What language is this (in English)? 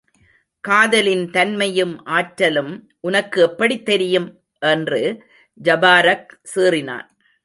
Tamil